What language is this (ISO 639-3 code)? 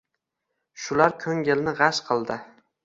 uzb